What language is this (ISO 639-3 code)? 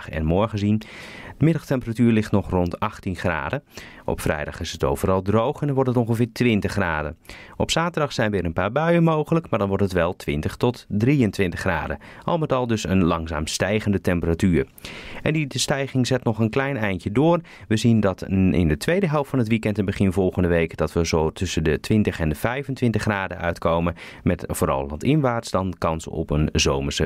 nld